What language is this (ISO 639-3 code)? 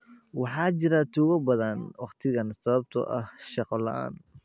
som